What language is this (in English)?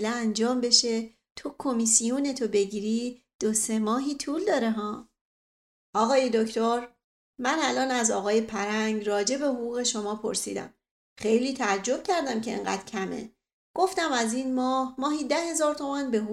Persian